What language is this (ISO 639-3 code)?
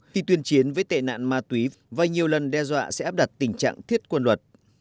vie